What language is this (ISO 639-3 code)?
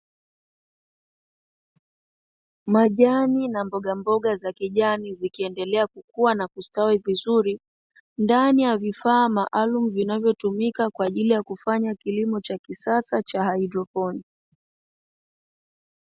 swa